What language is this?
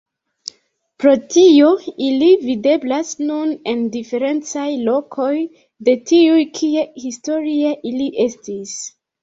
Esperanto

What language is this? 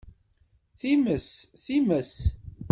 Kabyle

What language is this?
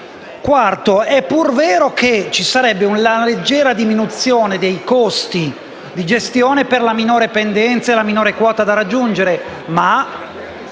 Italian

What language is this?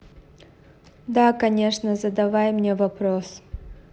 Russian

